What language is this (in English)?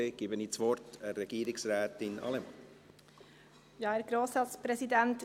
Swiss German